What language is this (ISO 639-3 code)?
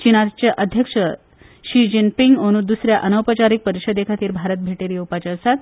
kok